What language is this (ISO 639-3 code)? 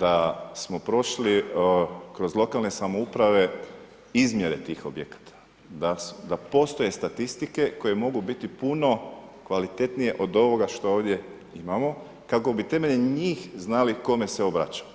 hrv